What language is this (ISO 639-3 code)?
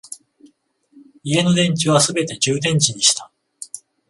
jpn